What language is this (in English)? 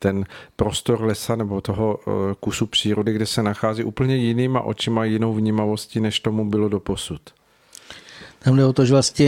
Czech